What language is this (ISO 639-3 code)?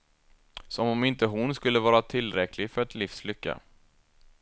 swe